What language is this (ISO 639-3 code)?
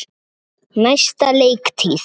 isl